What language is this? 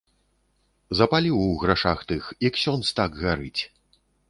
Belarusian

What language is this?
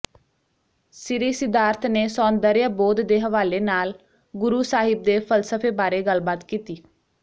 Punjabi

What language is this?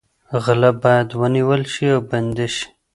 Pashto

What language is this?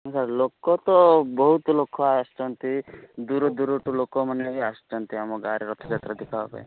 Odia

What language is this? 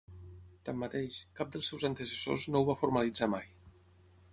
Catalan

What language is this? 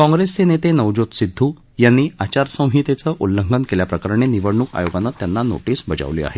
Marathi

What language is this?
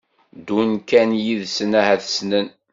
Kabyle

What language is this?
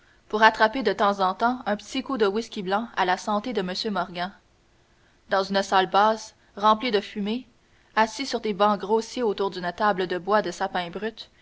French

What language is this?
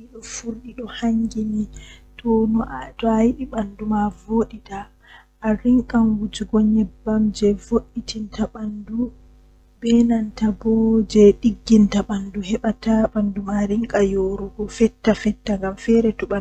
Western Niger Fulfulde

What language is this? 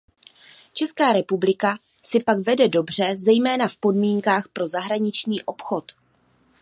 Czech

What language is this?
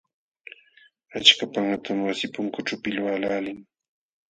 Jauja Wanca Quechua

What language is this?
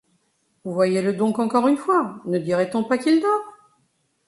French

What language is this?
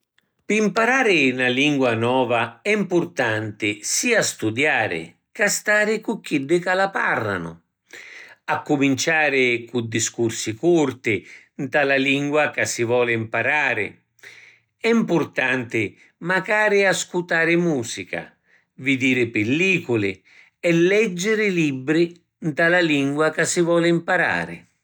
Sicilian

